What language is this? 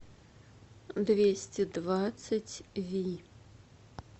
Russian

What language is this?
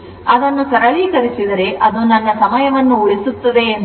Kannada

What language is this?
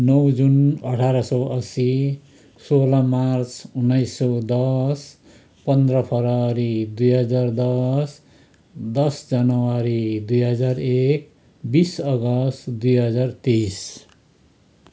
Nepali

